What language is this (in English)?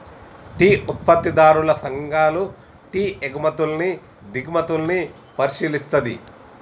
Telugu